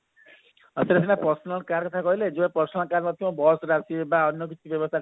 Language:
Odia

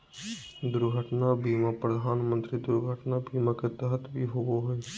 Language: Magahi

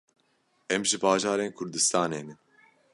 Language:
Kurdish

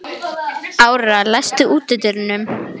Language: Icelandic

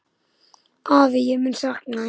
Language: Icelandic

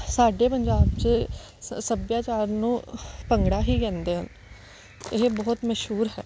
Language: Punjabi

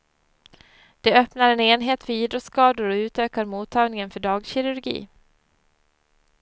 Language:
Swedish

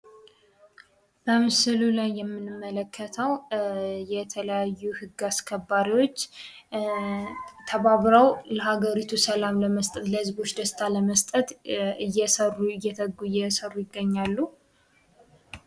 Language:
Amharic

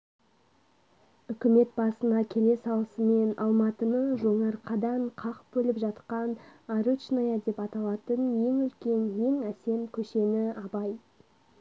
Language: Kazakh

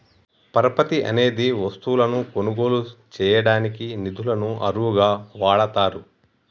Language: Telugu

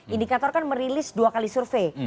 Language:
Indonesian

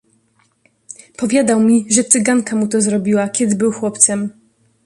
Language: Polish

